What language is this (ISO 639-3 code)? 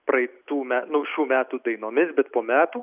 lit